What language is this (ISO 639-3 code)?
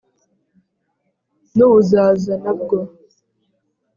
kin